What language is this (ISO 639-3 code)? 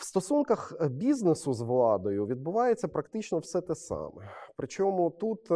ukr